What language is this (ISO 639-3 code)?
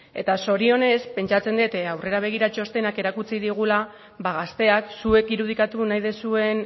eus